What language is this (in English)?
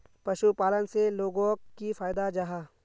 Magahi